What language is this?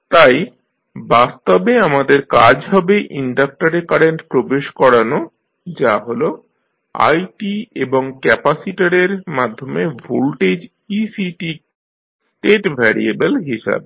Bangla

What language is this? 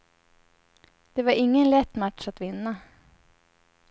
Swedish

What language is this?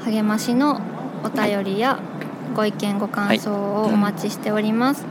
Japanese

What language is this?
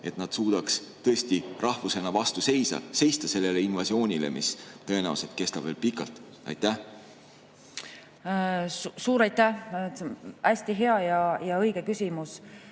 Estonian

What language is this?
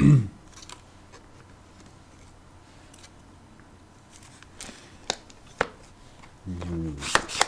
German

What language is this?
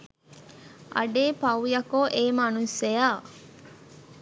Sinhala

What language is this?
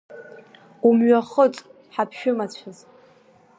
Abkhazian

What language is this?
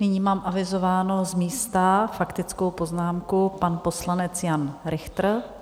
Czech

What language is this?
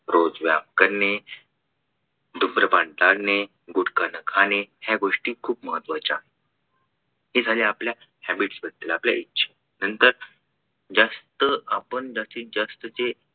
Marathi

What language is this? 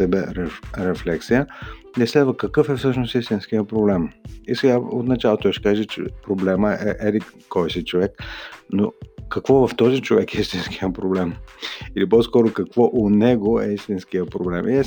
Bulgarian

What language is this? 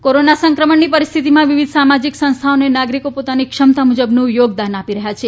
Gujarati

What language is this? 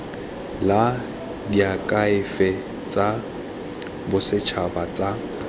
Tswana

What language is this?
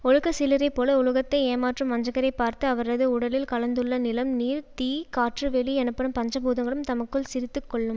Tamil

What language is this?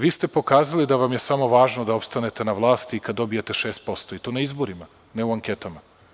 Serbian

